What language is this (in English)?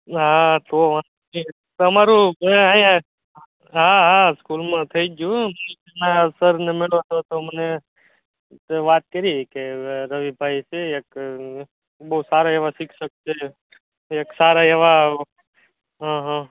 Gujarati